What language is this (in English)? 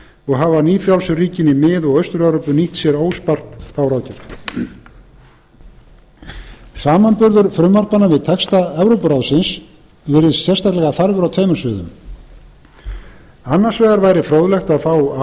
Icelandic